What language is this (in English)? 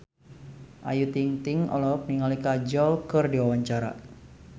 Sundanese